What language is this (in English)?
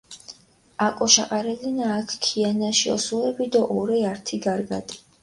Mingrelian